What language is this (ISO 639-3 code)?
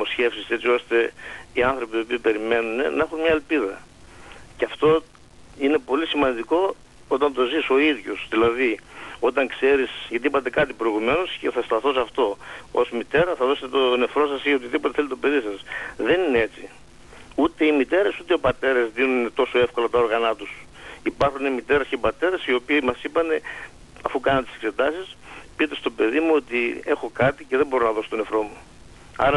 ell